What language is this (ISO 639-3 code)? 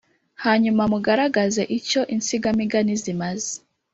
kin